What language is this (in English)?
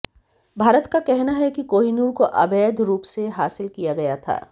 Hindi